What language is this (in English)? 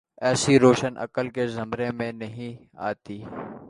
Urdu